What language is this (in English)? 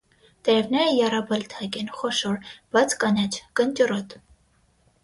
Armenian